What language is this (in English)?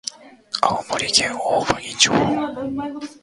Japanese